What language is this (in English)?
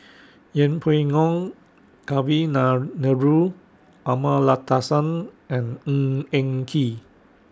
English